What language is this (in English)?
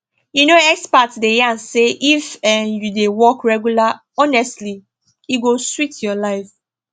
Nigerian Pidgin